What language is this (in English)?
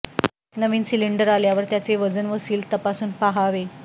Marathi